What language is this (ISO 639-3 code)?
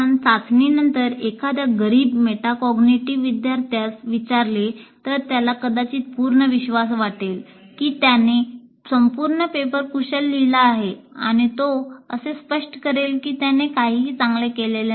mar